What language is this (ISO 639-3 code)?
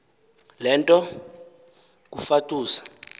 xho